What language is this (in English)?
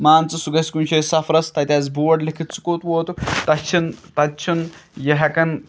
Kashmiri